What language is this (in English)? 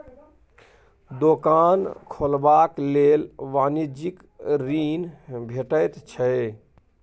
Maithili